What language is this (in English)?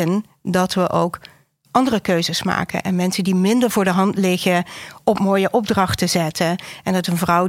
Dutch